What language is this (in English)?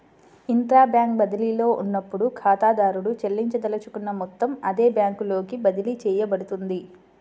Telugu